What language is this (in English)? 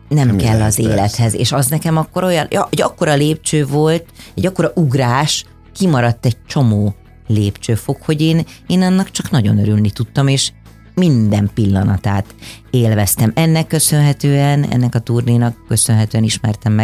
Hungarian